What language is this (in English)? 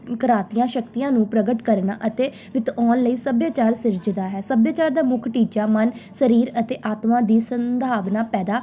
Punjabi